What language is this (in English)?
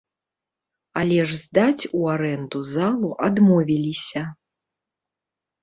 Belarusian